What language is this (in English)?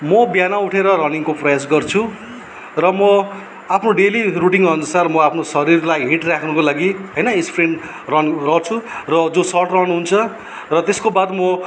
Nepali